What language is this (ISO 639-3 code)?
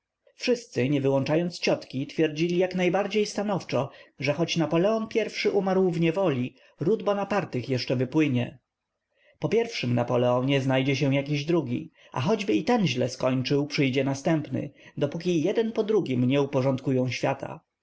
pol